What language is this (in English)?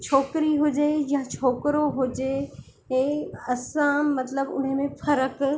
Sindhi